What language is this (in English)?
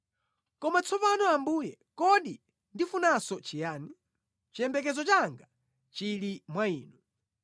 Nyanja